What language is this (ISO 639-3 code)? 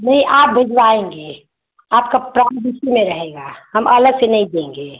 hin